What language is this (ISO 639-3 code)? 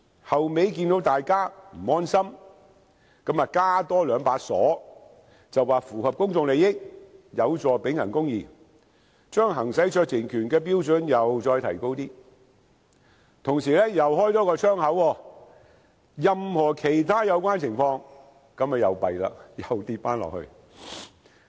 yue